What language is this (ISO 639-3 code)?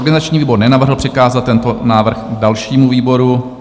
ces